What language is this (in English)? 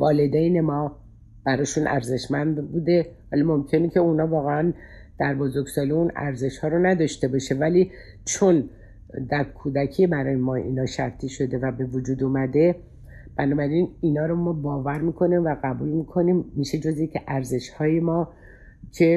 Persian